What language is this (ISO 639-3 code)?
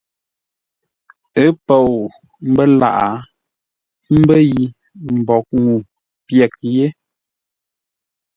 nla